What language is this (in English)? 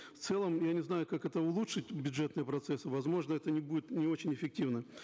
Kazakh